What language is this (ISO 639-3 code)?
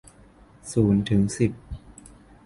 tha